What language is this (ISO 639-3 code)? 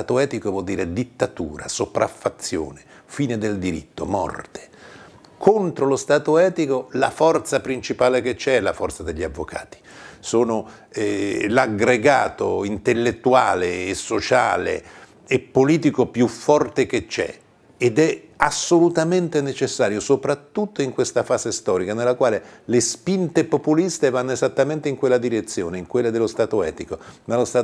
ita